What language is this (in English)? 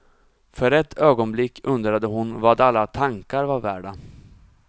Swedish